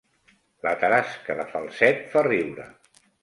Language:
Catalan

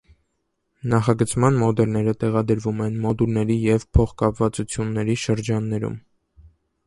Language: Armenian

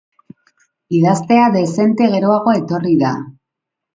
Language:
Basque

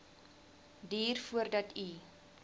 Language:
Afrikaans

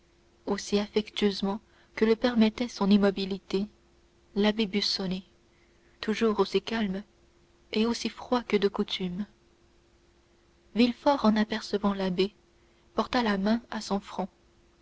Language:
French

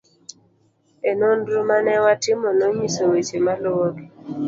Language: Luo (Kenya and Tanzania)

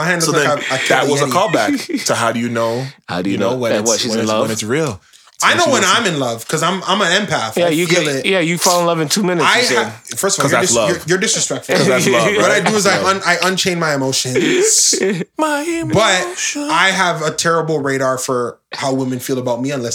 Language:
English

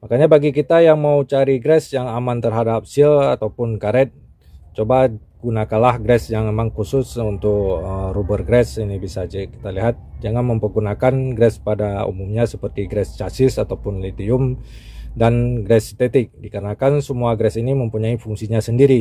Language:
Indonesian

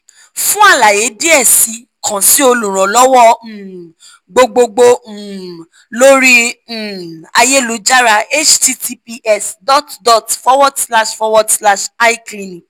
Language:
Yoruba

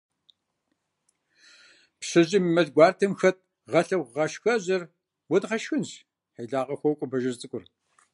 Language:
Kabardian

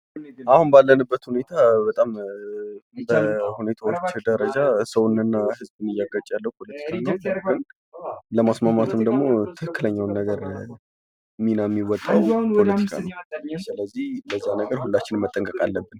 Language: Amharic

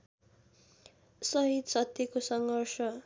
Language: Nepali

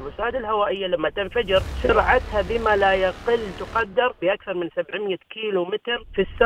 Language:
Arabic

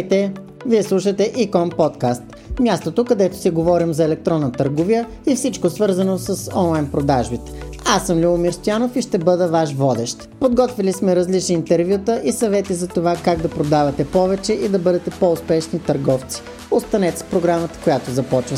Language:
Bulgarian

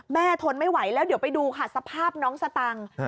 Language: Thai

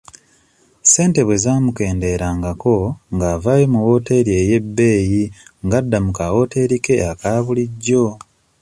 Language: Ganda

